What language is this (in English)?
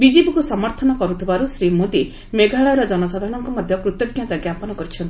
Odia